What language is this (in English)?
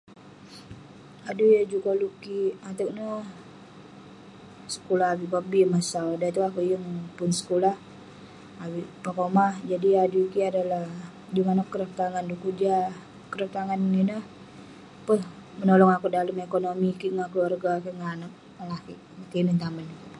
Western Penan